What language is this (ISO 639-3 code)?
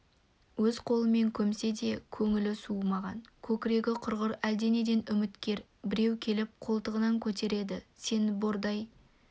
kaz